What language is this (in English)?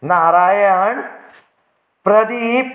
Konkani